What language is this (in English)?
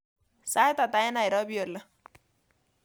Kalenjin